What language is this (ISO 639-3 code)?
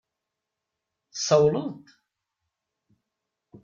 kab